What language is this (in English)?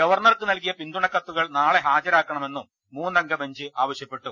Malayalam